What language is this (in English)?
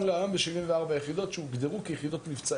Hebrew